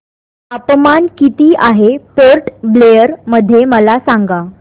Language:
Marathi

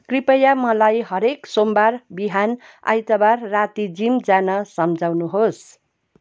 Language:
Nepali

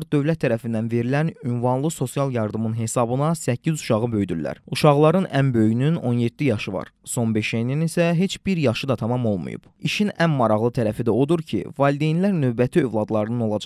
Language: Turkish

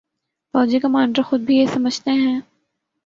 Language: Urdu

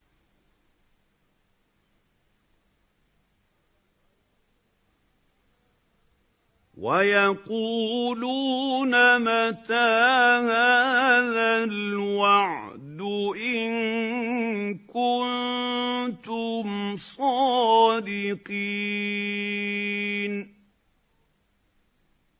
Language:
Arabic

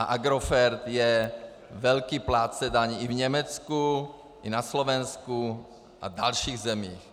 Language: Czech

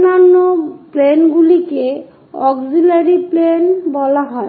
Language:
Bangla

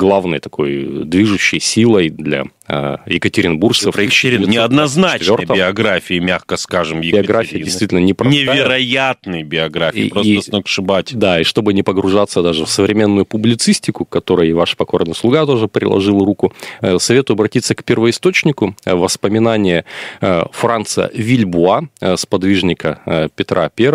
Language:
Russian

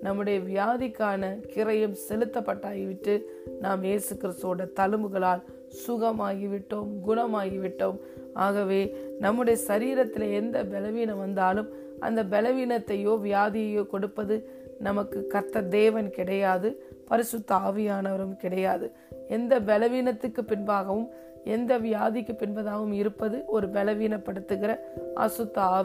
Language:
Tamil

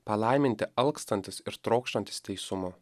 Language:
Lithuanian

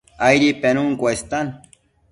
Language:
Matsés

